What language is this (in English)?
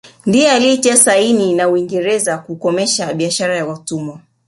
Swahili